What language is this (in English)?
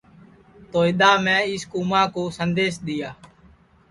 Sansi